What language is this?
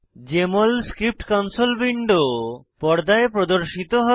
Bangla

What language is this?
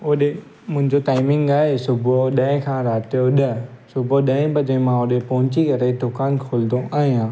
Sindhi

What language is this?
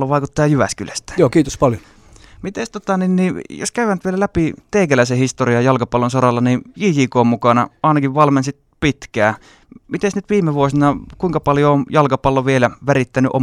Finnish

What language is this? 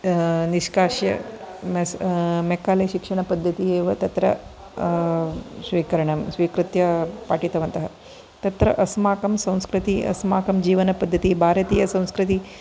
Sanskrit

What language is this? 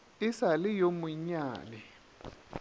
Northern Sotho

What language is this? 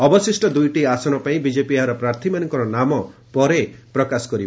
Odia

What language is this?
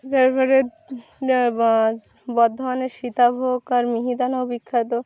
Bangla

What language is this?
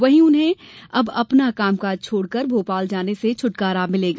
Hindi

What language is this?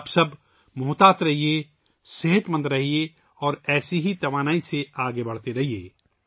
Urdu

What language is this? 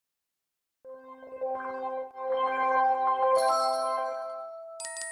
Korean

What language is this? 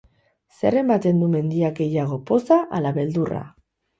Basque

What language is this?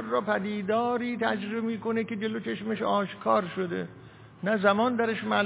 Persian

